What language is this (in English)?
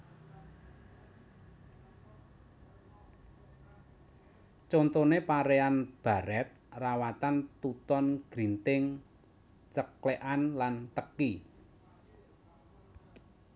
Javanese